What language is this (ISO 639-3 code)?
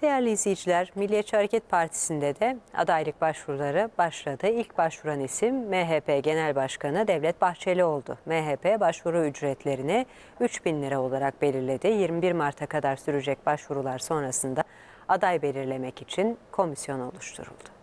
tur